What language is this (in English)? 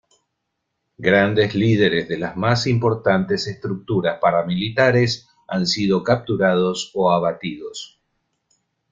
Spanish